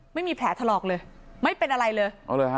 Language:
Thai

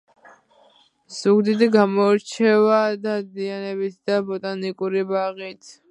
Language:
Georgian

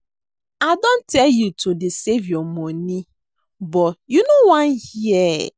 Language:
Nigerian Pidgin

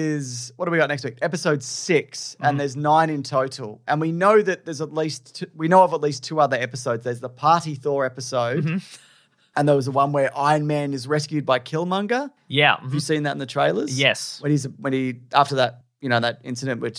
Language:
English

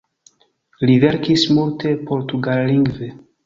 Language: Esperanto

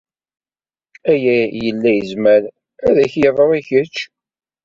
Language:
Kabyle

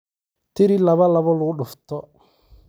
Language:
Somali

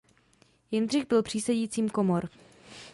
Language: Czech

